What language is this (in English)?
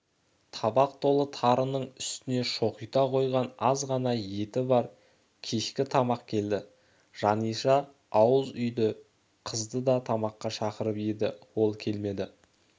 Kazakh